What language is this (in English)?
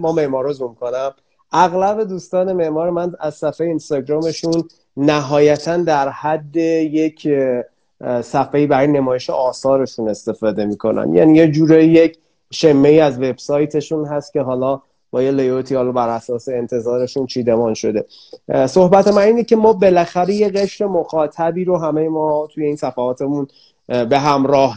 Persian